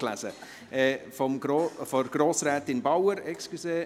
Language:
Swiss German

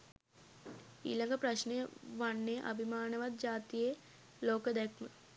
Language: Sinhala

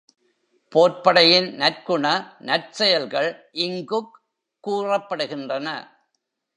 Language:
Tamil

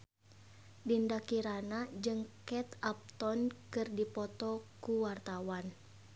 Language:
Sundanese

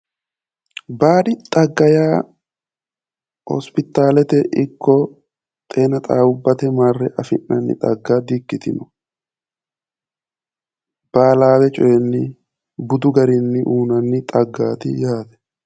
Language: Sidamo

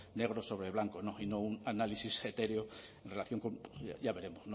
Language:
Spanish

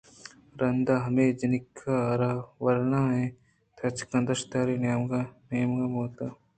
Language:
Eastern Balochi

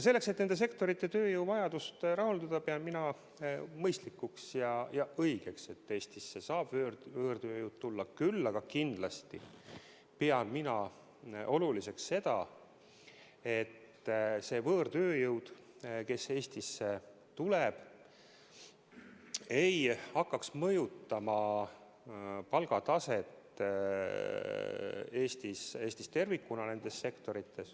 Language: Estonian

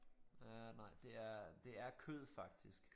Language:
Danish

